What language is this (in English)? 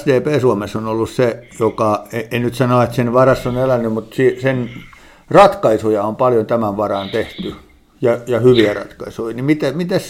Finnish